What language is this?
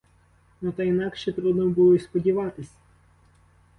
Ukrainian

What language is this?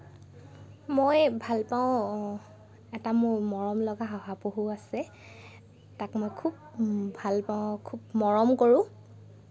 Assamese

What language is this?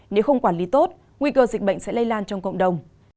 Vietnamese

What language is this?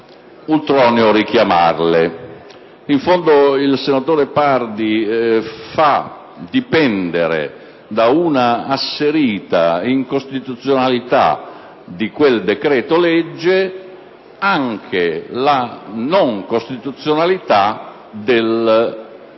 Italian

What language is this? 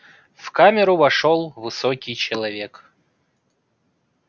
Russian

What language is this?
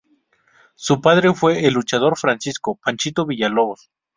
Spanish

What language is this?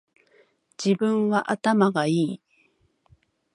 Japanese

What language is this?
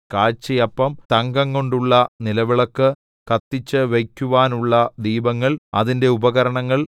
Malayalam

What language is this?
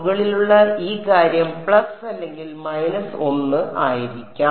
Malayalam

